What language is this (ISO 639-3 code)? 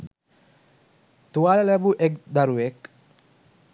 sin